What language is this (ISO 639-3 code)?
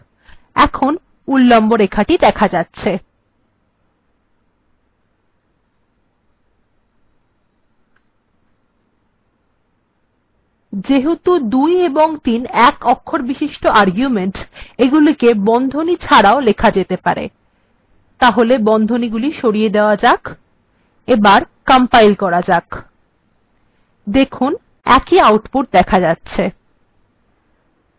ben